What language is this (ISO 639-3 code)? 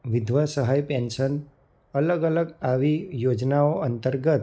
guj